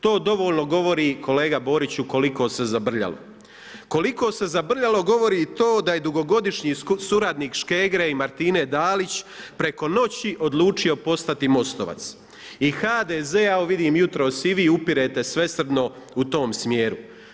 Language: Croatian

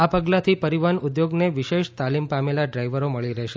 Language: Gujarati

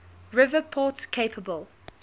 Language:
English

